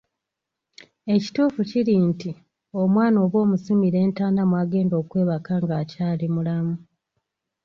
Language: Ganda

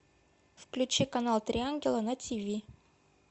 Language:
Russian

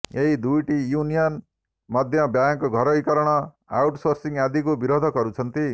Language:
Odia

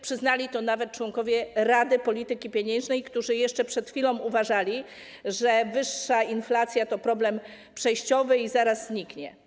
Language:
Polish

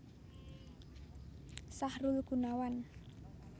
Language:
Javanese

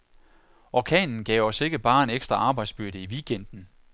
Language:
Danish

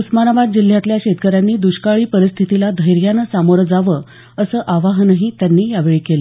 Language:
Marathi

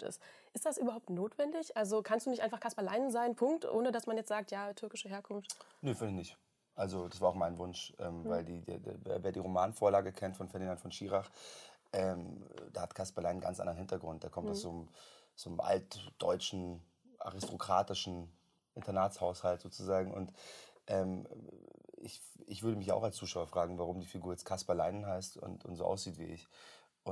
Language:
German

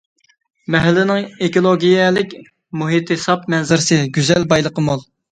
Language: Uyghur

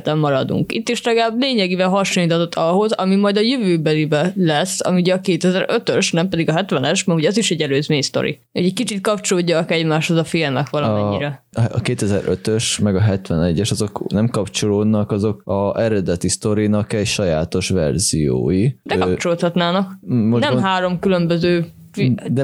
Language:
Hungarian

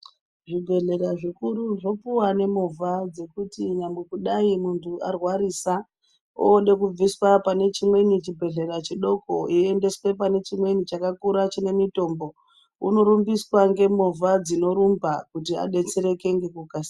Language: Ndau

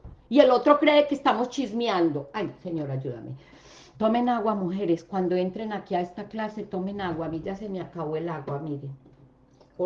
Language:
Spanish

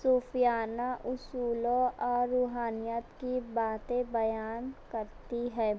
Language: Urdu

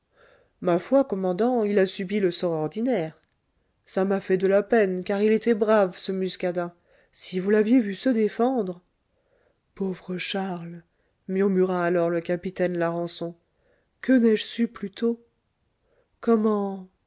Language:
French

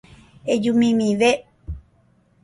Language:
Guarani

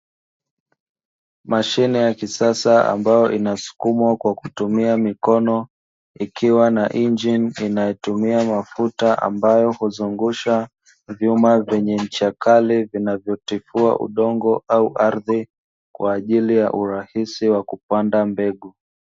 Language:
Swahili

